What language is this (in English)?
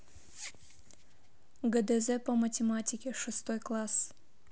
Russian